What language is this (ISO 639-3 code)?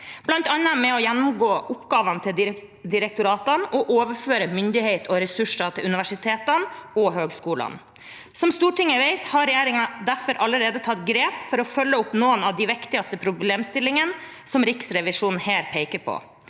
nor